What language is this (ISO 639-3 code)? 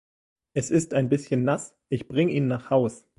deu